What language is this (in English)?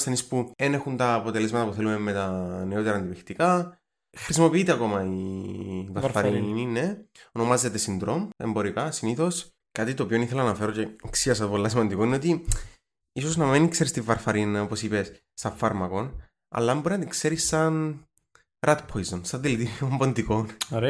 Greek